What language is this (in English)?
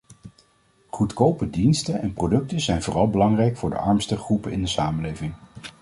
Dutch